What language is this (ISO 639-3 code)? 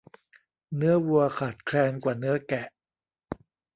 tha